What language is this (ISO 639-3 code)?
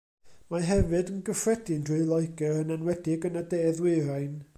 cym